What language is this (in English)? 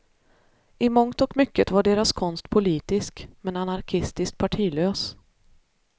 Swedish